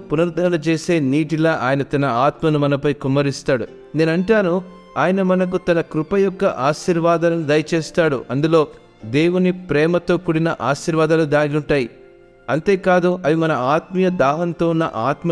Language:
Telugu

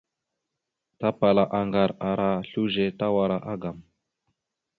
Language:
Mada (Cameroon)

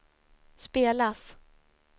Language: Swedish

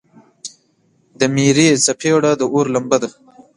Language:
Pashto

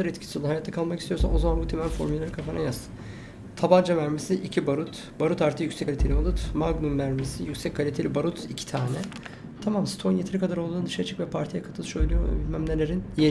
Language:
Turkish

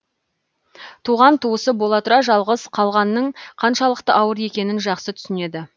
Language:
Kazakh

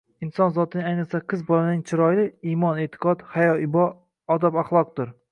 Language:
Uzbek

